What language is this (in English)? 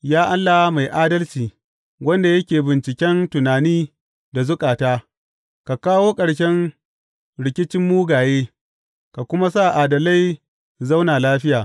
Hausa